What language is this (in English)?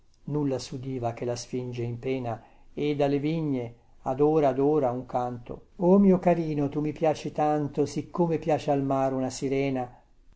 Italian